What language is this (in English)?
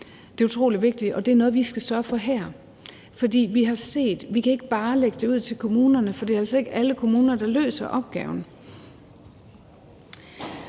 Danish